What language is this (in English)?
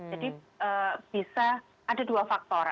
Indonesian